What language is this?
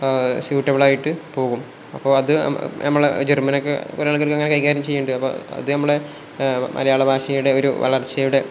Malayalam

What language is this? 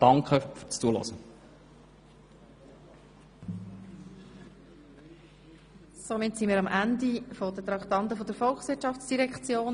Swiss German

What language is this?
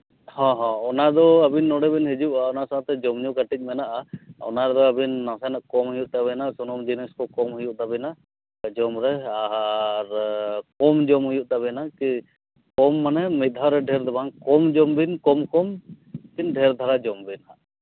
Santali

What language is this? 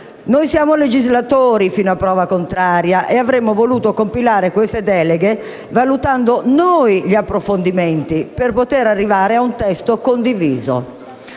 Italian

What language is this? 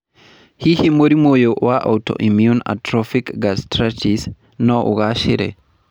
Kikuyu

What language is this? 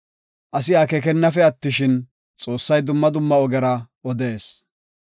Gofa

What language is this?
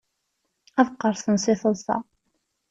Kabyle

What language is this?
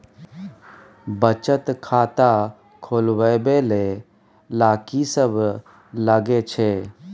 Maithili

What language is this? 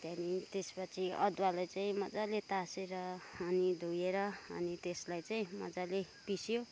Nepali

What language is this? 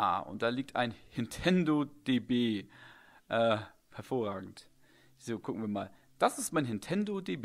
German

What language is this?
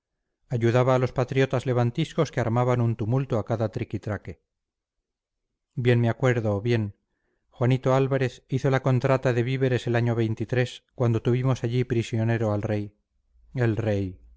Spanish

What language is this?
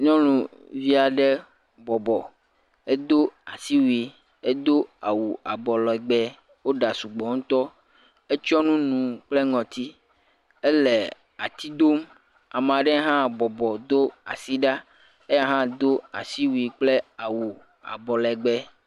Ewe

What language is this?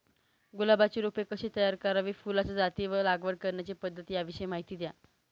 Marathi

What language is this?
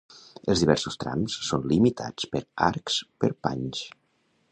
Catalan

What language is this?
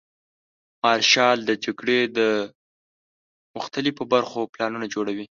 Pashto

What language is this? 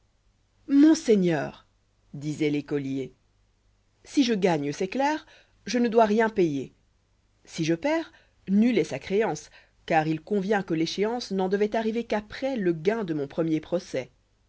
French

